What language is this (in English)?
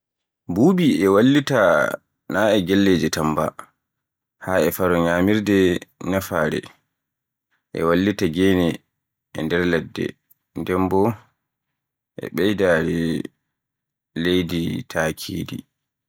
Borgu Fulfulde